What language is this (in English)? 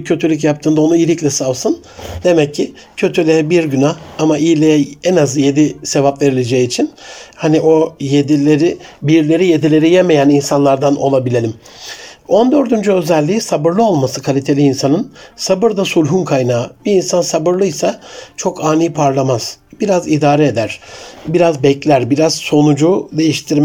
Turkish